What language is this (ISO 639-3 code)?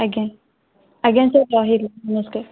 ori